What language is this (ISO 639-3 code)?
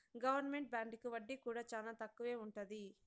tel